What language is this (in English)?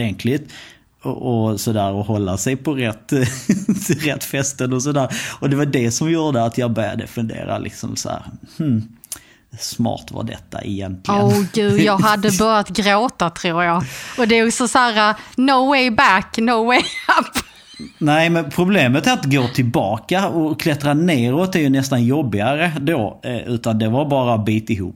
Swedish